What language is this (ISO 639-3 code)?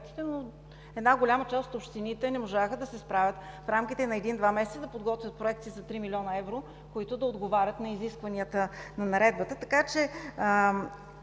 bul